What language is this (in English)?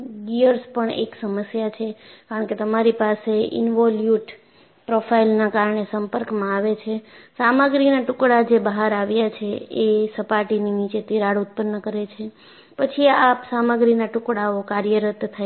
Gujarati